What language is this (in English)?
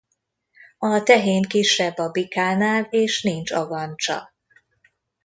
Hungarian